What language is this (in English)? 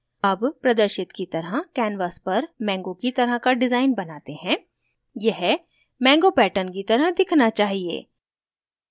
Hindi